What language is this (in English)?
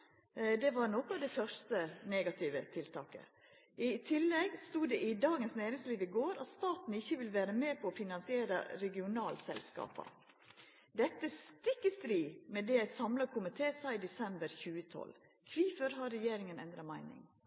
Norwegian Nynorsk